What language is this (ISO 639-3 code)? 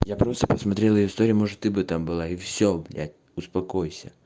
rus